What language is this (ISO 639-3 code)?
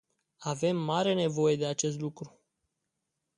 ron